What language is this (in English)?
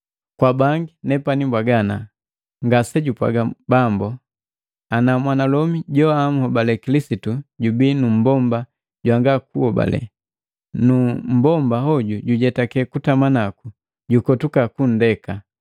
Matengo